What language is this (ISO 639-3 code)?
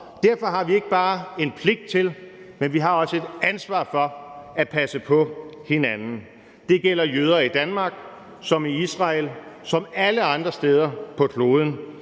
dan